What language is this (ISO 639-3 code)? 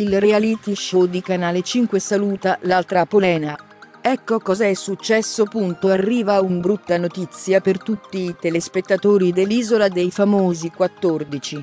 ita